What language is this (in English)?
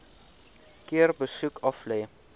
Afrikaans